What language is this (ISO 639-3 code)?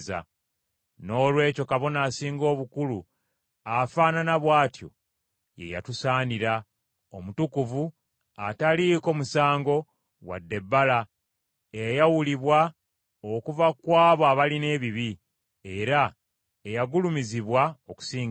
lug